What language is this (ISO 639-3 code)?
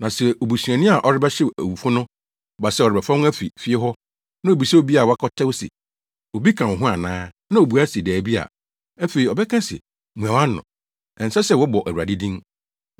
aka